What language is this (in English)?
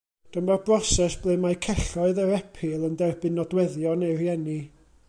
Welsh